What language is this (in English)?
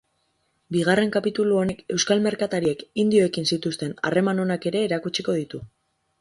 Basque